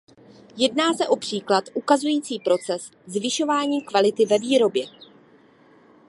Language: Czech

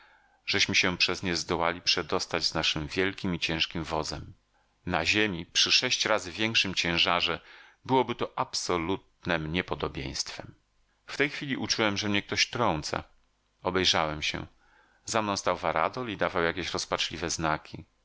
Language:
Polish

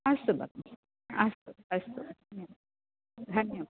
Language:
Sanskrit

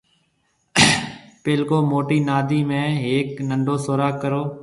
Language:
Marwari (Pakistan)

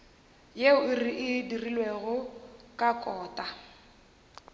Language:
Northern Sotho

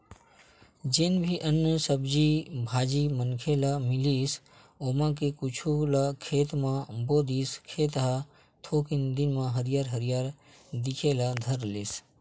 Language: Chhattisgarhi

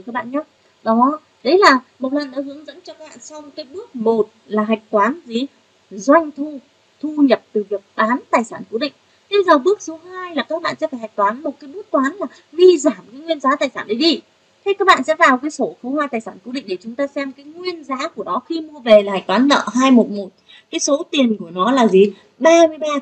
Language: Vietnamese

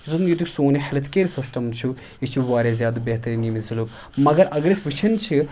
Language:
Kashmiri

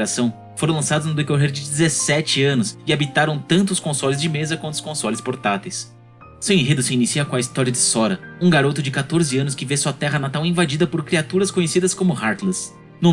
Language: Portuguese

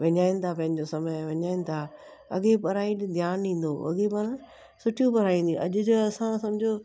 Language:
Sindhi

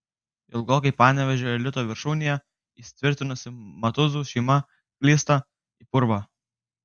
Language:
Lithuanian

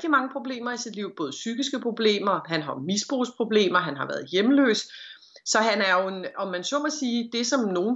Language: Danish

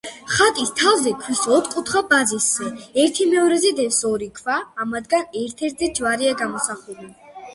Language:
Georgian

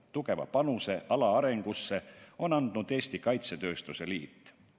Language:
Estonian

